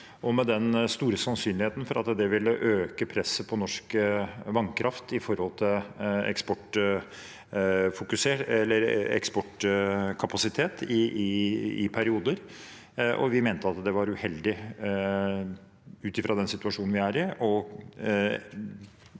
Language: Norwegian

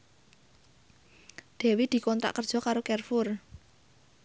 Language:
Javanese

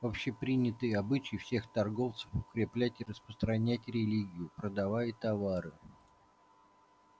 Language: Russian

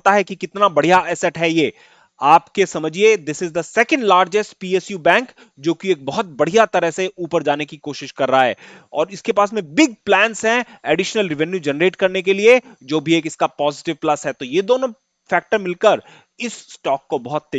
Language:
Hindi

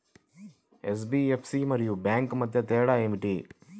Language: Telugu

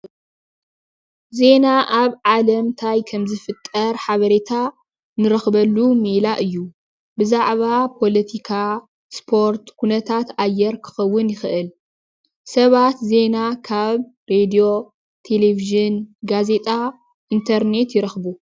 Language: Tigrinya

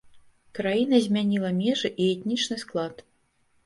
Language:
Belarusian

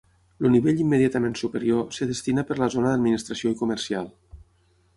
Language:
Catalan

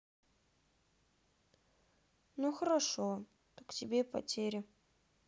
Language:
Russian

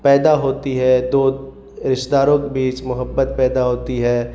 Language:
Urdu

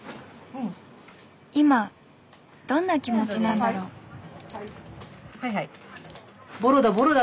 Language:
Japanese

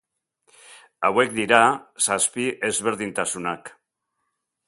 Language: Basque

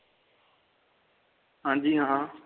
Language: Punjabi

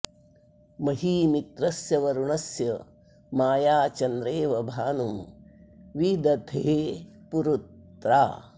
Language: Sanskrit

